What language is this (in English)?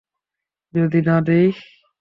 Bangla